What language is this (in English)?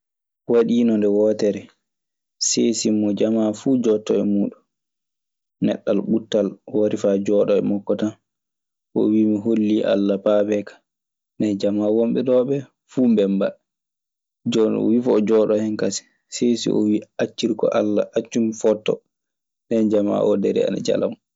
Maasina Fulfulde